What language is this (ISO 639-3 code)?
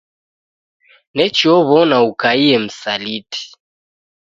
dav